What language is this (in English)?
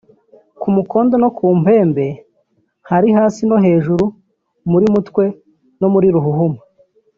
Kinyarwanda